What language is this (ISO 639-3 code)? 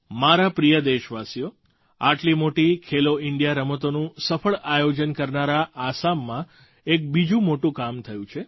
guj